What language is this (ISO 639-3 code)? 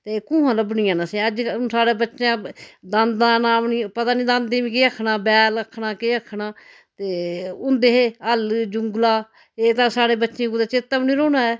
doi